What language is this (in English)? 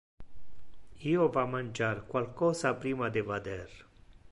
Interlingua